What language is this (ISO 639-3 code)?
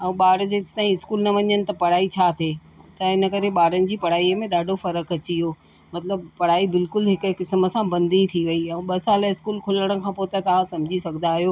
snd